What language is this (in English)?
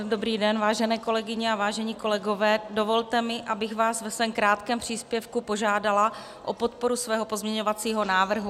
Czech